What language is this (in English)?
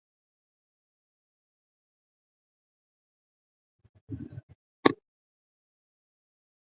Swahili